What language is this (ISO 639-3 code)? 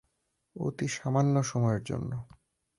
ben